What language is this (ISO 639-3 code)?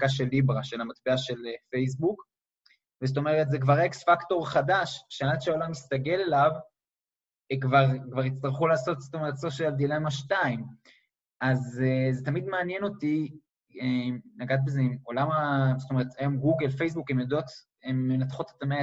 heb